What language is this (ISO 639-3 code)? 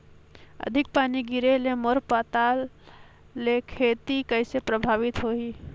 hne